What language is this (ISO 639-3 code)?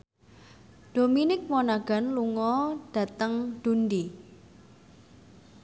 jav